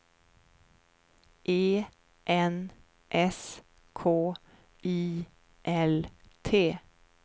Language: Swedish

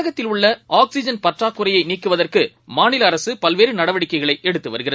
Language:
Tamil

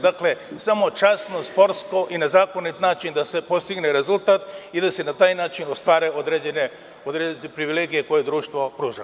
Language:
Serbian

